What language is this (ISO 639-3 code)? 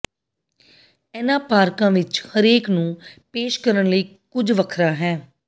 pan